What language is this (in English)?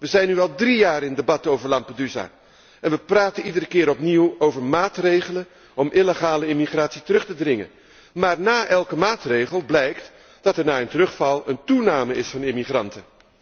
Dutch